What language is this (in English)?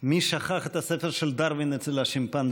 Hebrew